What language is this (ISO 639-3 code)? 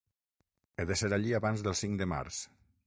cat